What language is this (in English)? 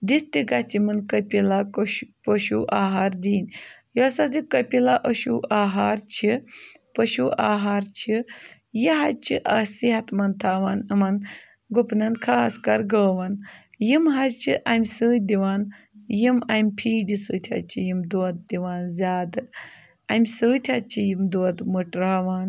Kashmiri